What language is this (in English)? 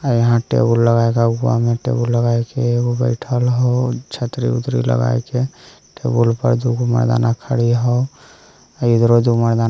Magahi